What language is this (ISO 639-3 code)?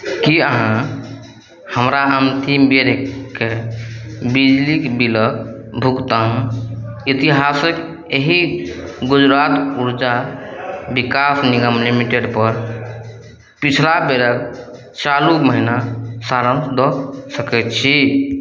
mai